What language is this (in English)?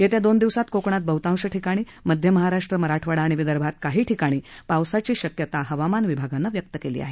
Marathi